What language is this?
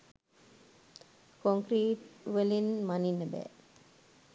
Sinhala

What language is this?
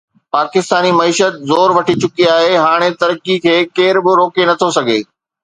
Sindhi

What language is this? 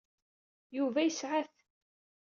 Kabyle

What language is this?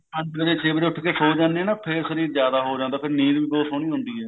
Punjabi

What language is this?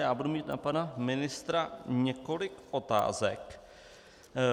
Czech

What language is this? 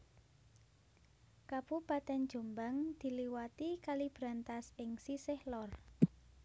Javanese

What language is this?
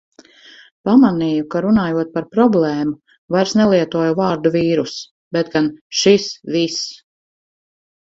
Latvian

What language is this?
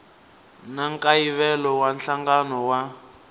Tsonga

